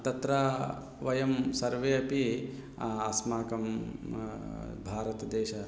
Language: Sanskrit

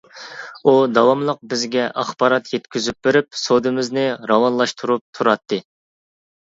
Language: Uyghur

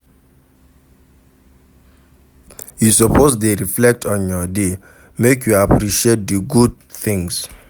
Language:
Nigerian Pidgin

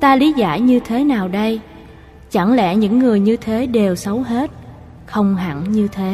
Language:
Vietnamese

